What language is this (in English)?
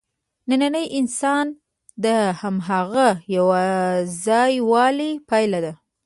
Pashto